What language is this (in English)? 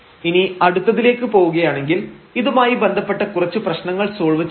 Malayalam